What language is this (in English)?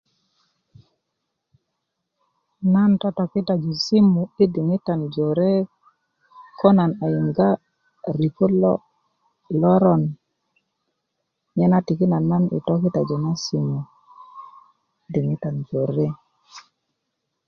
Kuku